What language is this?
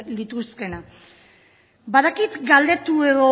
Basque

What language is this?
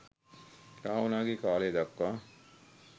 Sinhala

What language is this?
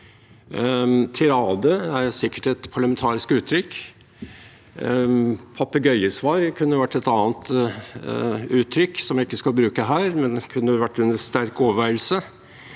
Norwegian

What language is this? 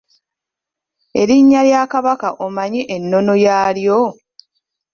Ganda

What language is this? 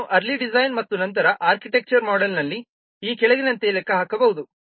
Kannada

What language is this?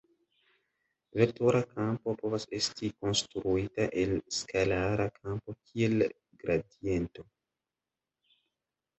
Esperanto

